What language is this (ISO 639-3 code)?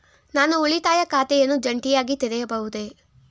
kan